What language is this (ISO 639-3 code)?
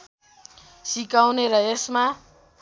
nep